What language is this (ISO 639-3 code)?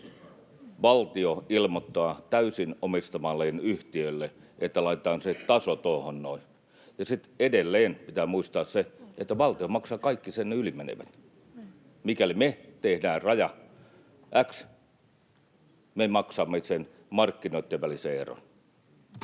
fin